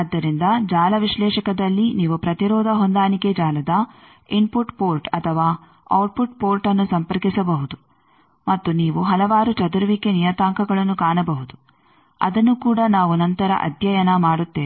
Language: Kannada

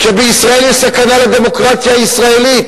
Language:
Hebrew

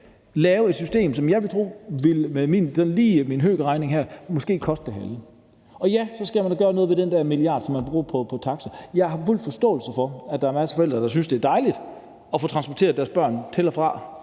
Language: Danish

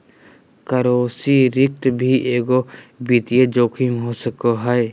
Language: Magahi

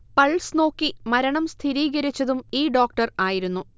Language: Malayalam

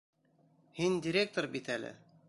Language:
Bashkir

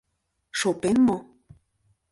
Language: Mari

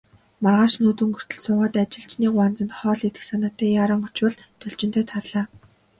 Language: Mongolian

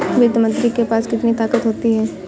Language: Hindi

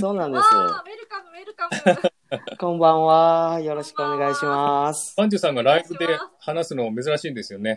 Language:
Japanese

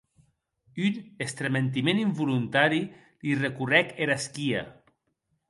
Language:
Occitan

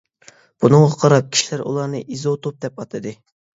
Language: Uyghur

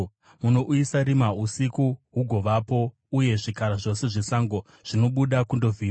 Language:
Shona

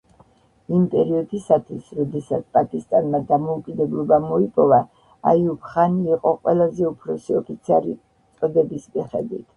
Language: Georgian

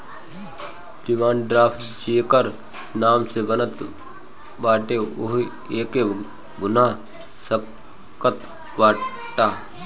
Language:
Bhojpuri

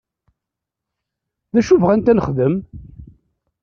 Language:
Kabyle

